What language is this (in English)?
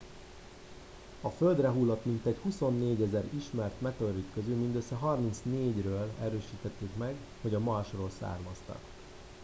Hungarian